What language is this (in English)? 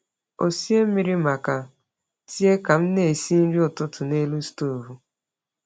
Igbo